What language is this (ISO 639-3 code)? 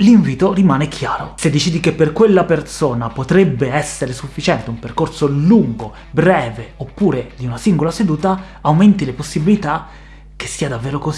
ita